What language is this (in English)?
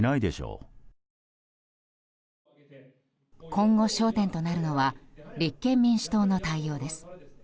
Japanese